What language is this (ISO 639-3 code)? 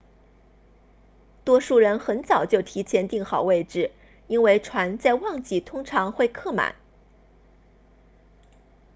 zho